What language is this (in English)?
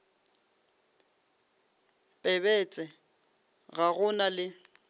Northern Sotho